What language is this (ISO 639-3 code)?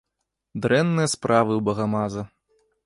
bel